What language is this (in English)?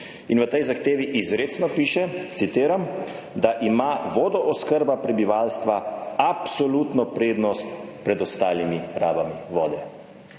Slovenian